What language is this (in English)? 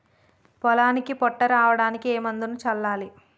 Telugu